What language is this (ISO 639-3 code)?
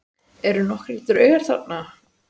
isl